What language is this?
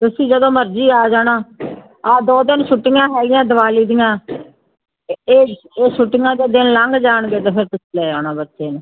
Punjabi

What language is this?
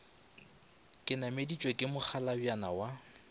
Northern Sotho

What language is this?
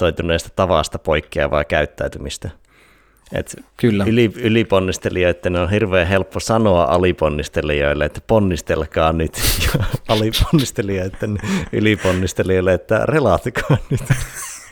Finnish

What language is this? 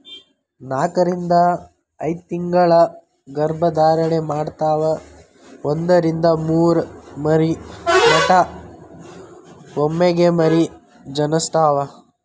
Kannada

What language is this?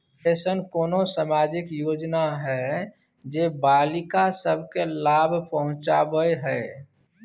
Maithili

